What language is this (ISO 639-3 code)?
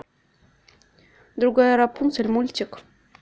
rus